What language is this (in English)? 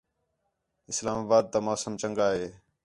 Khetrani